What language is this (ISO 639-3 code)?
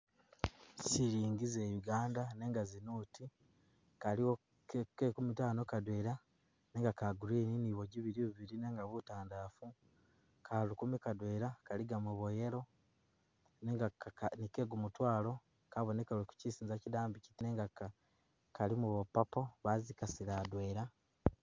myx